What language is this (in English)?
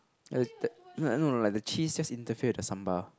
English